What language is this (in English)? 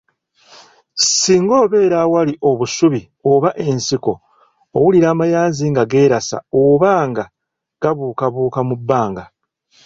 Ganda